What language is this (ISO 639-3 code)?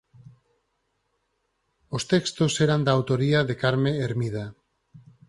glg